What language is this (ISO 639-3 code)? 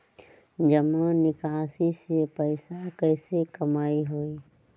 mag